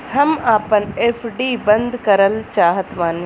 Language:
Bhojpuri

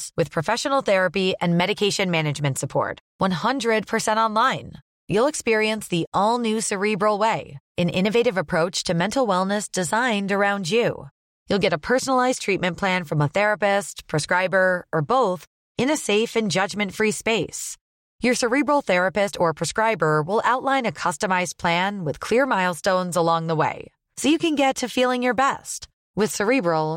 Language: Urdu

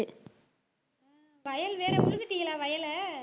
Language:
Tamil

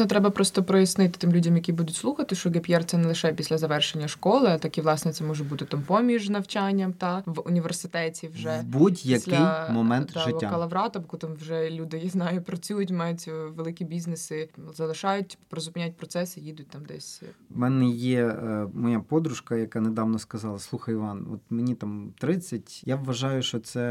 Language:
Ukrainian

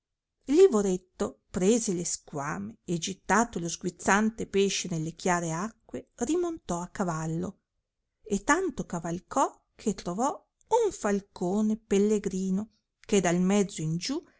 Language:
Italian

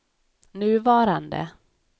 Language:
Swedish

